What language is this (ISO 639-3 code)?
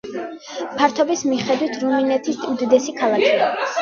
kat